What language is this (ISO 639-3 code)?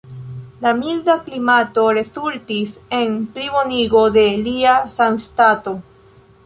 epo